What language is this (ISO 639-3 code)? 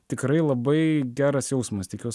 lit